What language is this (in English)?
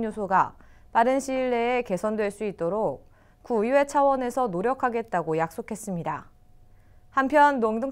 Korean